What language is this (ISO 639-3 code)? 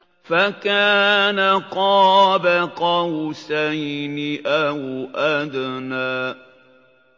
ara